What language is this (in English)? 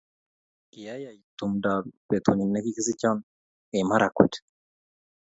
Kalenjin